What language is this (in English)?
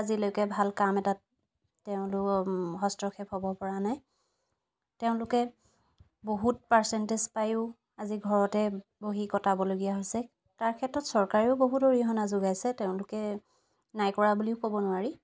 Assamese